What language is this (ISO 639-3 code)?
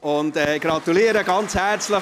gsw